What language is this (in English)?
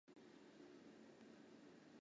Chinese